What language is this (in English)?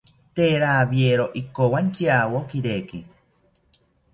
South Ucayali Ashéninka